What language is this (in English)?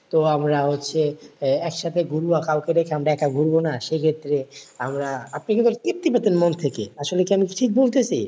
Bangla